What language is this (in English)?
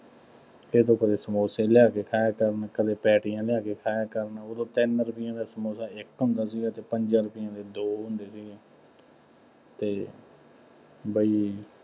Punjabi